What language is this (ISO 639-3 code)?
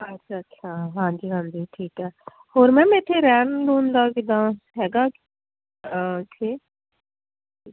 pan